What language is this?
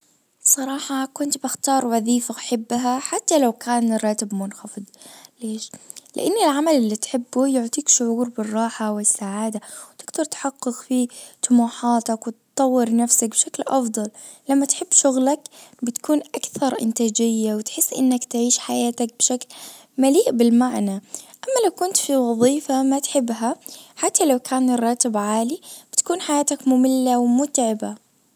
Najdi Arabic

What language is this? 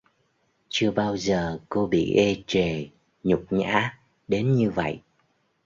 Vietnamese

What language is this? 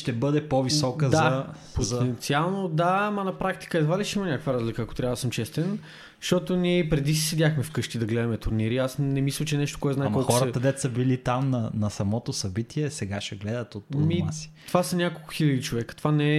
Bulgarian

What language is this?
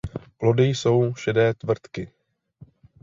Czech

